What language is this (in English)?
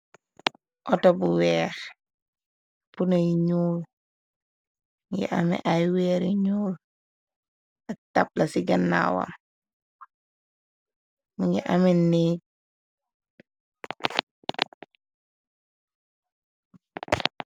Wolof